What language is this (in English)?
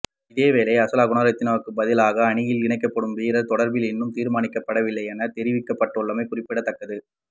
Tamil